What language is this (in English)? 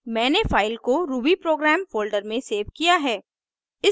Hindi